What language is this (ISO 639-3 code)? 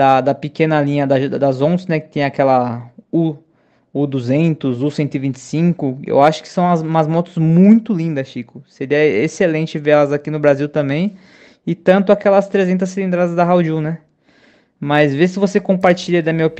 por